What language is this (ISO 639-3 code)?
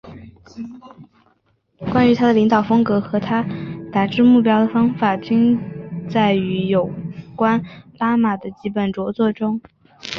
zho